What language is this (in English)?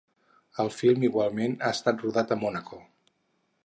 Catalan